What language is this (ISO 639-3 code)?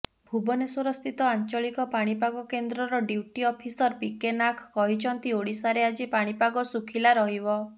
ori